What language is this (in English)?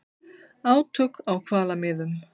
Icelandic